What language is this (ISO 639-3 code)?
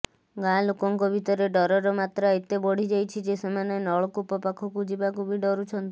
ori